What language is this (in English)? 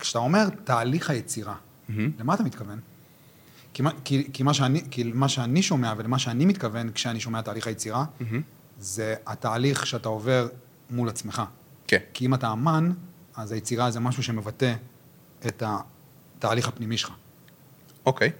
Hebrew